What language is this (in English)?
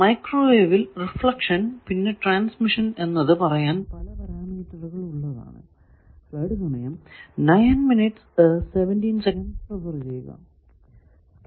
Malayalam